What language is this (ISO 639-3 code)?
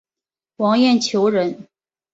zho